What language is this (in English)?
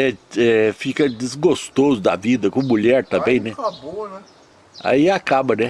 Portuguese